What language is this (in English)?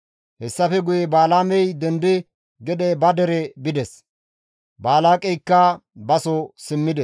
Gamo